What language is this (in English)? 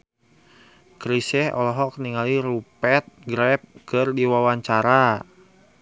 Sundanese